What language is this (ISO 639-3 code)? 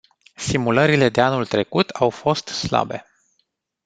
ron